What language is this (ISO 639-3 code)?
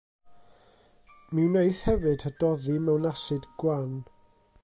cym